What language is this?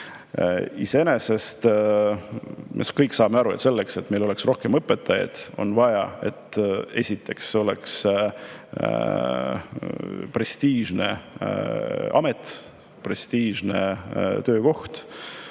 Estonian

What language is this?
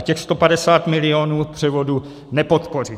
Czech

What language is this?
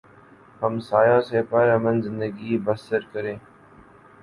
Urdu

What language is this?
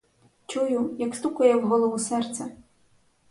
Ukrainian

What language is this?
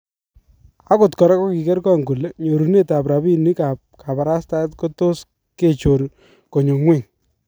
Kalenjin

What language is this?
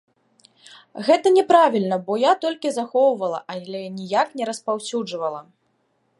Belarusian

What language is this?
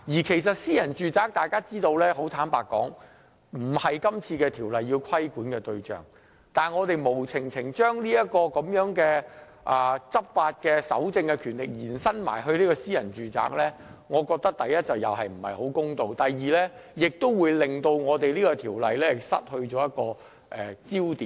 Cantonese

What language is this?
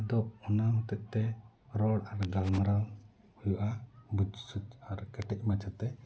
Santali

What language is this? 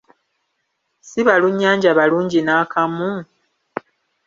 Ganda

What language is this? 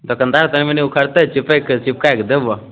Maithili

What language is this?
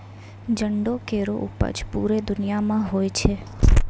Maithili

